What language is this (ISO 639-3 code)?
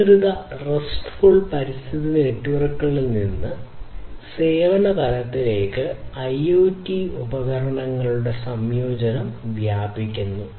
mal